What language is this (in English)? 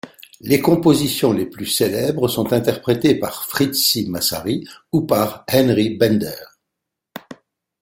French